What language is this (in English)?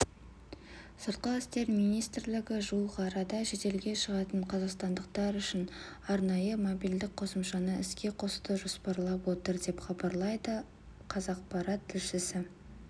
Kazakh